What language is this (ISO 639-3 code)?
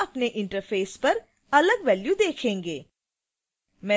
hin